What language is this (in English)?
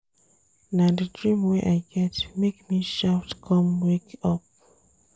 Nigerian Pidgin